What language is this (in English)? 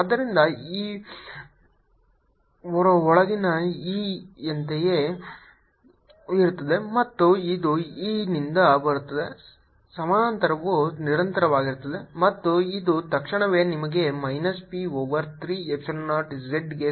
Kannada